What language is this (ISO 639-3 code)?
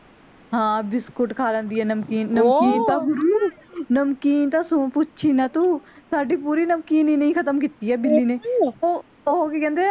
pan